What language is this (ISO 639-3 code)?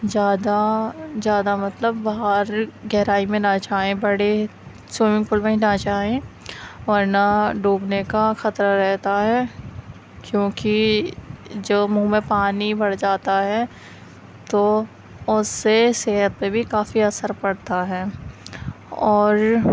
urd